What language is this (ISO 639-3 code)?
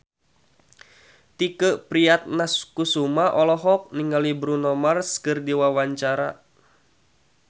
sun